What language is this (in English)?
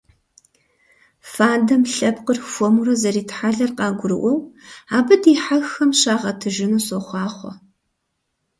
Kabardian